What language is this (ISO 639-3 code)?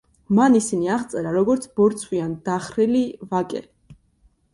kat